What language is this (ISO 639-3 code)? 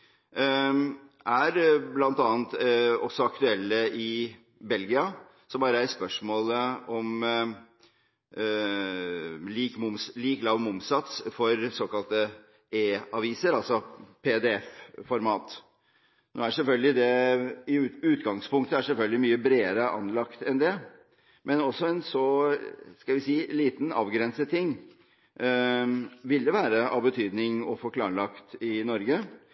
nob